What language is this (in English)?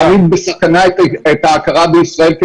Hebrew